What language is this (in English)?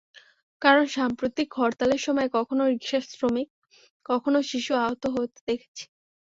Bangla